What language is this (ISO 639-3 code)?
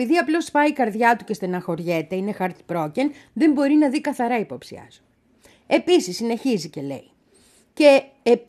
ell